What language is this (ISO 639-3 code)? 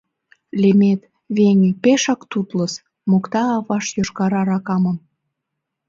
chm